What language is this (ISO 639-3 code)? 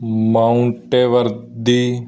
pan